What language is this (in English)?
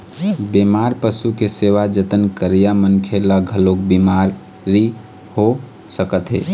Chhattisgarhi